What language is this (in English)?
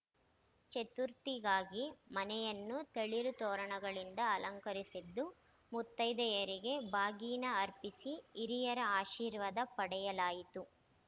Kannada